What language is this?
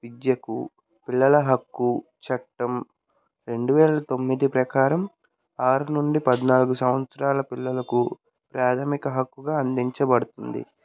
Telugu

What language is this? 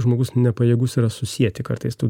Lithuanian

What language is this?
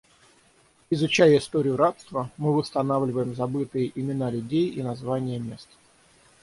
Russian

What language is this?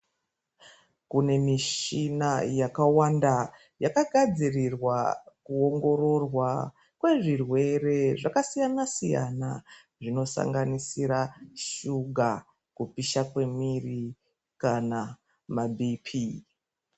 Ndau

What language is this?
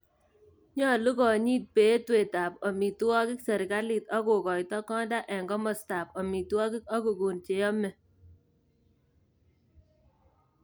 Kalenjin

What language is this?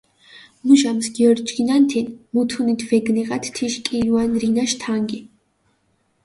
Mingrelian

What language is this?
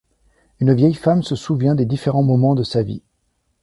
French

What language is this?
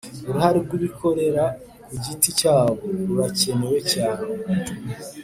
Kinyarwanda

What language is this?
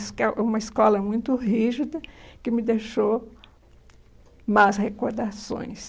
Portuguese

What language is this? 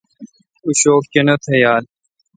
Kalkoti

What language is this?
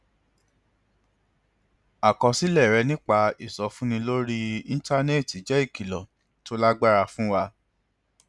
Yoruba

